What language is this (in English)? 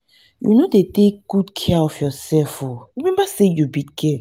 Nigerian Pidgin